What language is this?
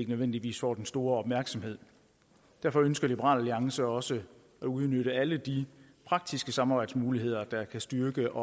Danish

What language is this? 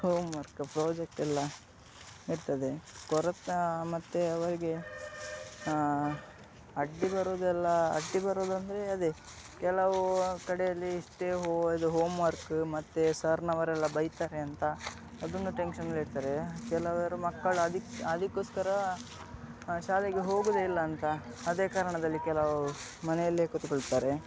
Kannada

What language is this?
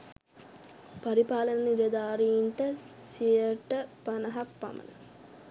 Sinhala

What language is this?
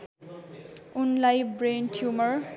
Nepali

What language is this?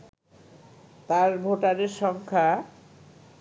Bangla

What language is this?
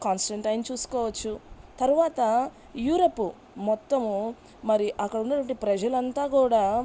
Telugu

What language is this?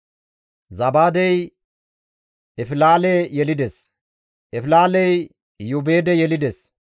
Gamo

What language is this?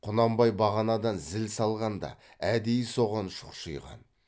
Kazakh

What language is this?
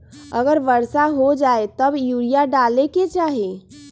Magahi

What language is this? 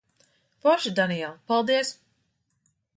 Latvian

